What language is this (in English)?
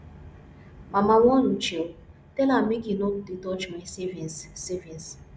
Nigerian Pidgin